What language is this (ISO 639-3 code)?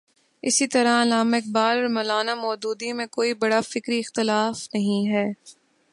urd